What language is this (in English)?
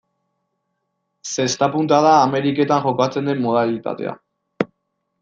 Basque